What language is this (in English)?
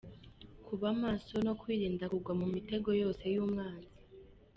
Kinyarwanda